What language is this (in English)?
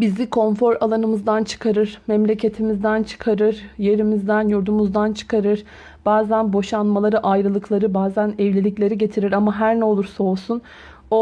Turkish